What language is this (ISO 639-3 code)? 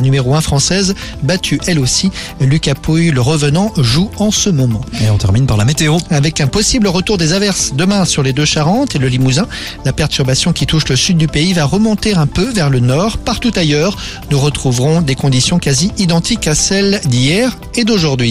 fra